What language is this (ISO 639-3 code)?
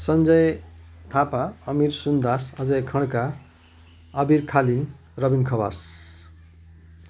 nep